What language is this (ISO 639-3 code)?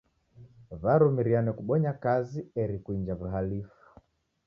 dav